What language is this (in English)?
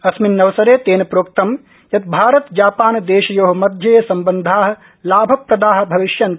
Sanskrit